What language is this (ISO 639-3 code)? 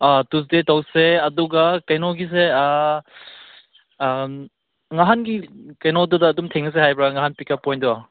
mni